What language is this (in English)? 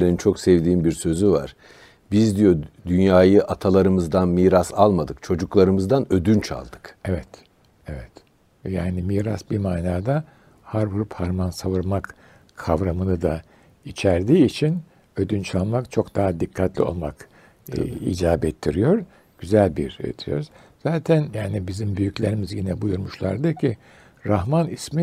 Turkish